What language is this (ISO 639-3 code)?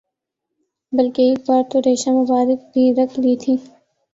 urd